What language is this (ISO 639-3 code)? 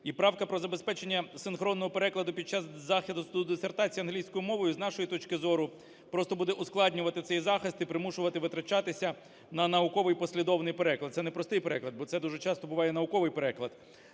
ukr